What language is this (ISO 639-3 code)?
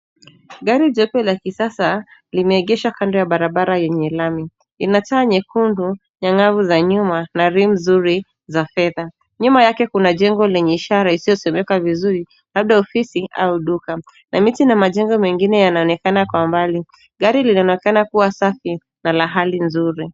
swa